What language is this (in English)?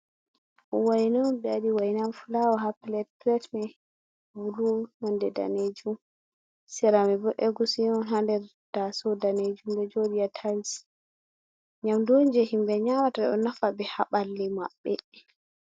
Fula